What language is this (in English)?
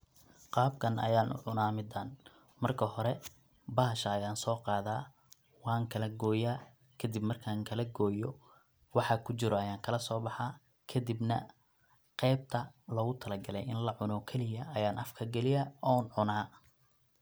Somali